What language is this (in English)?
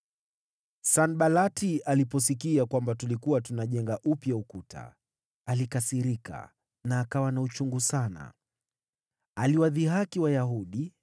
Swahili